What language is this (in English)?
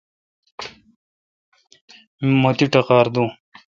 Kalkoti